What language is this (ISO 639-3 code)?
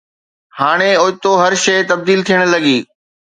snd